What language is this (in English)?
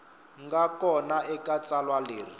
Tsonga